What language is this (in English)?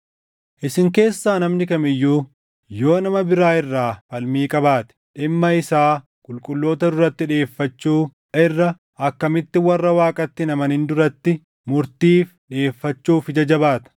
Oromo